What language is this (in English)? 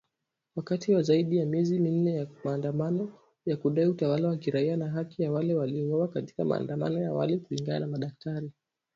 Swahili